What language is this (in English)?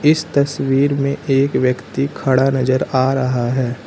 Hindi